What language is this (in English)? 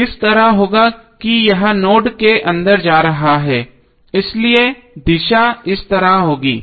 Hindi